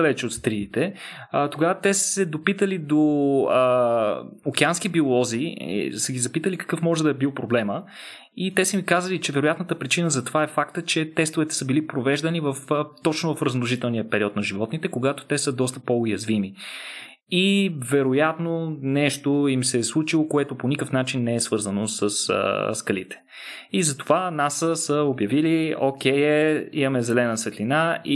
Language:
Bulgarian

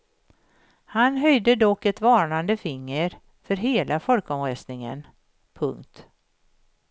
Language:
Swedish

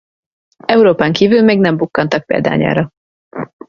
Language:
Hungarian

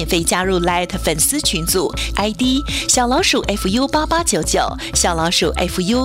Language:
Chinese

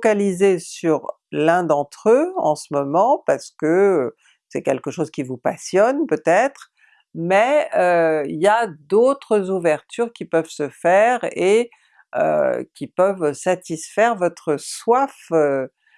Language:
French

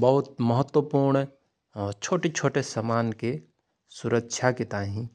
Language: Rana Tharu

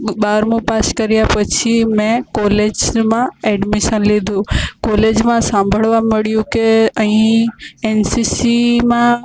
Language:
Gujarati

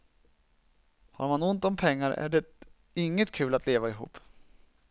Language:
Swedish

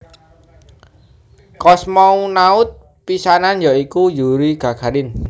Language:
Javanese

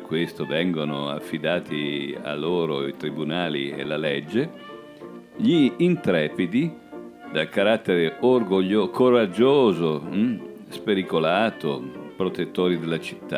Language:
Italian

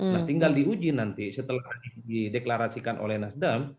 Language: Indonesian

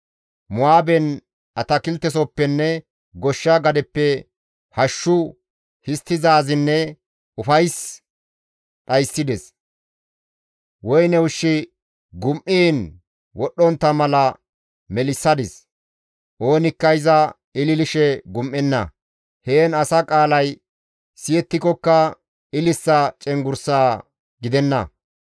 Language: Gamo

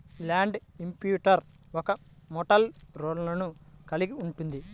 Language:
Telugu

